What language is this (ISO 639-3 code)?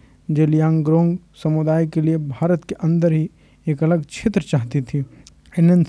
hin